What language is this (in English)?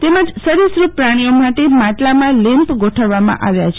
Gujarati